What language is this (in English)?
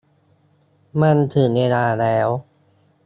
Thai